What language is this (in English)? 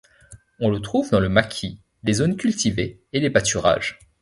French